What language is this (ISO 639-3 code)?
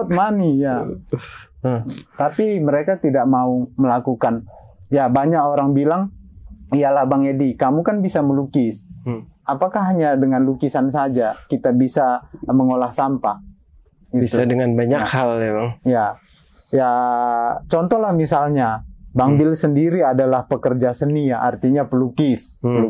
ind